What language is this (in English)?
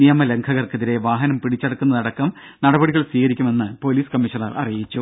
Malayalam